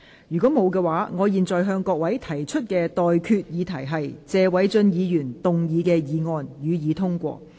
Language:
Cantonese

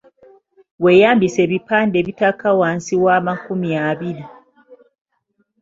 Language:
Ganda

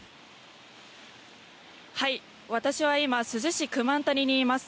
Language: Japanese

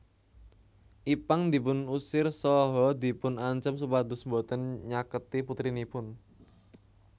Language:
Javanese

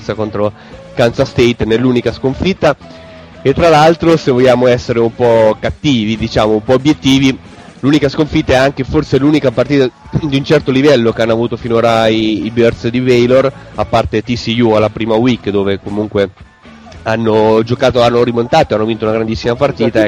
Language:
Italian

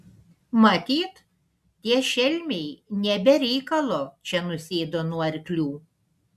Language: Lithuanian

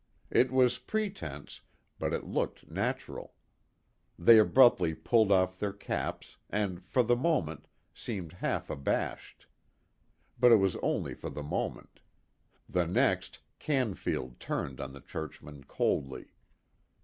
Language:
English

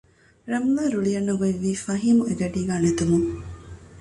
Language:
Divehi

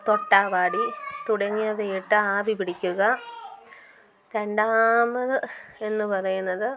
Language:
Malayalam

